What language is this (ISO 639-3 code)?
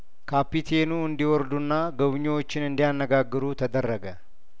amh